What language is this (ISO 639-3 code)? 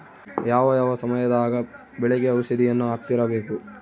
kan